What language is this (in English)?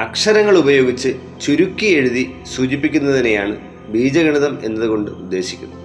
Malayalam